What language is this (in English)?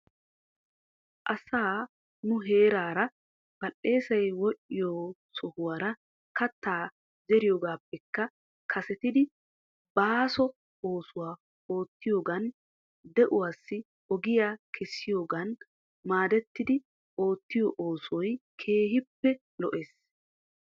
Wolaytta